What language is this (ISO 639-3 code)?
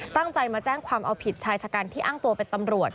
tha